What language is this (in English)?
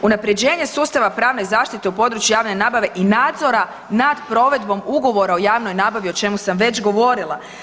Croatian